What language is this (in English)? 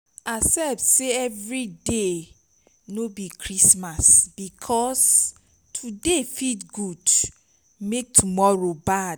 Nigerian Pidgin